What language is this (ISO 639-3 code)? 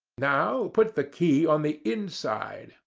eng